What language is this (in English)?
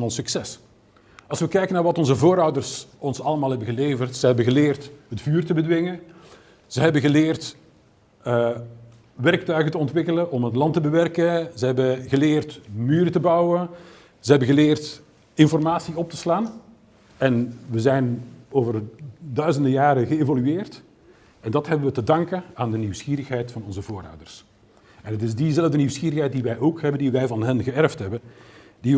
Dutch